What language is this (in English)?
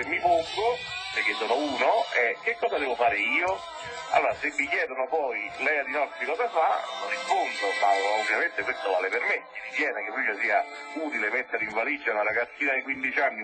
Italian